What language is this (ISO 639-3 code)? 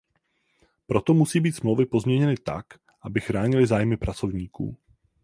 ces